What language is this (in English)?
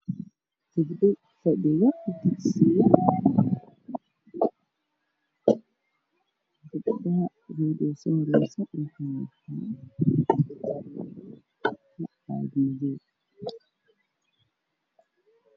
Somali